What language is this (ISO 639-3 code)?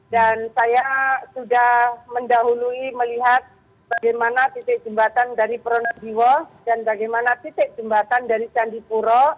ind